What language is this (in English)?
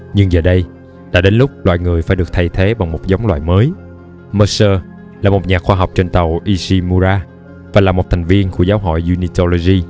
Vietnamese